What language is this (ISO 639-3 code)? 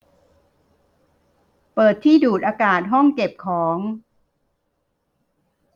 tha